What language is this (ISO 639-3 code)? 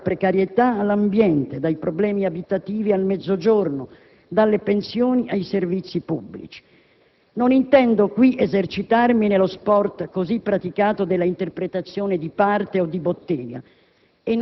ita